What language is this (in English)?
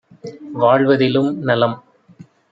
Tamil